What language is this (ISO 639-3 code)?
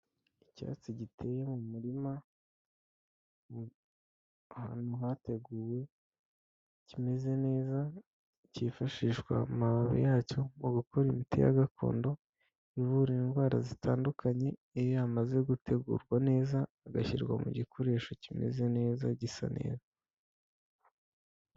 kin